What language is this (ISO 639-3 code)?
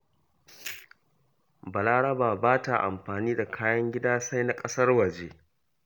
hau